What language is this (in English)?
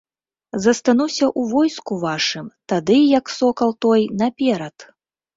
Belarusian